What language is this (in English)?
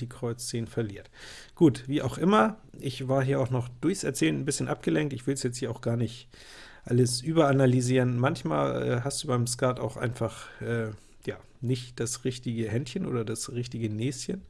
German